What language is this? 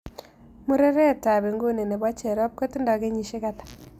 Kalenjin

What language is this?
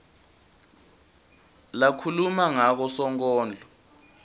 Swati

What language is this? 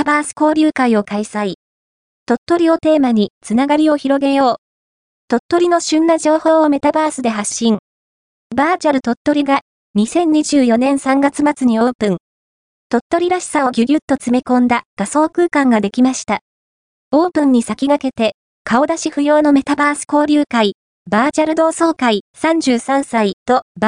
Japanese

